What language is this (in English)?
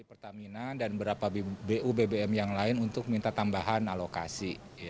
Indonesian